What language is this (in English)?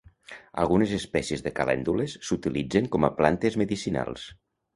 Catalan